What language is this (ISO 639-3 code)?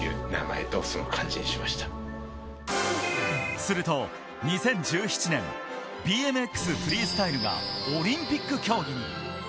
jpn